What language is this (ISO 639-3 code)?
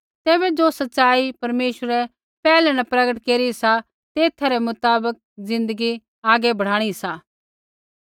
kfx